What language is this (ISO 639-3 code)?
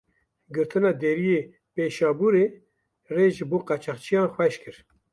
kur